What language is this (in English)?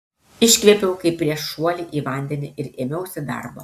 Lithuanian